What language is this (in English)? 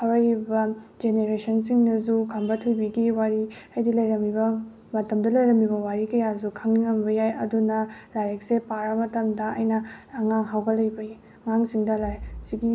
Manipuri